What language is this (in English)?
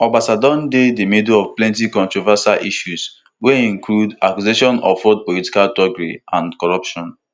Nigerian Pidgin